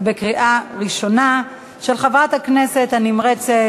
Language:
Hebrew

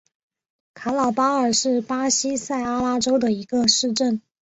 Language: Chinese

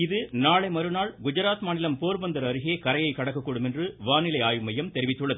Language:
Tamil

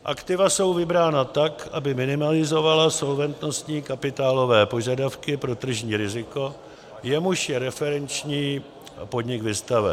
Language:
Czech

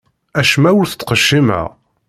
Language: Kabyle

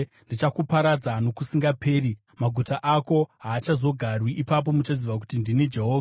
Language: Shona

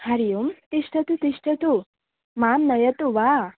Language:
Sanskrit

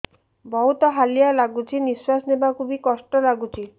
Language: Odia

